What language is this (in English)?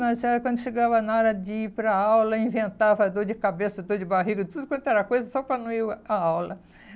Portuguese